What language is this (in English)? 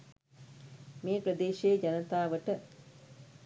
Sinhala